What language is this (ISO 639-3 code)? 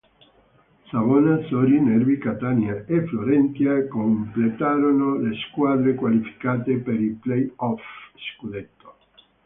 ita